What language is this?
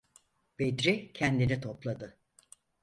Turkish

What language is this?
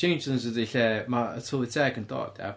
Welsh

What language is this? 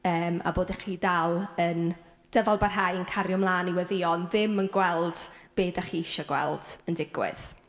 Welsh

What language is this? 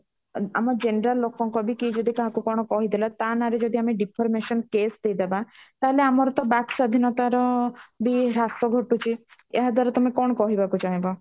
Odia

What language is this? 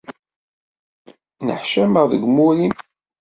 Kabyle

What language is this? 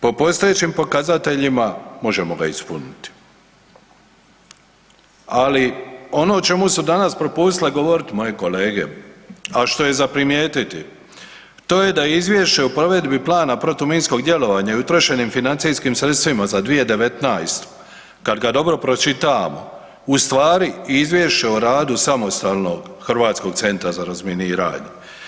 Croatian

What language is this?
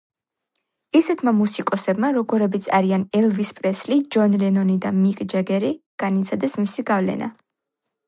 Georgian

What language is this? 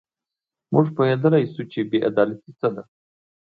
Pashto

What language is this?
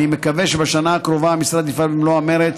Hebrew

